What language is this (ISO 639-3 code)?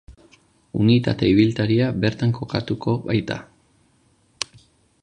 eus